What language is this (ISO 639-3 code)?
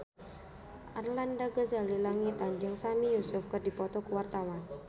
sun